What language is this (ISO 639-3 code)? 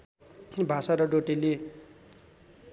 nep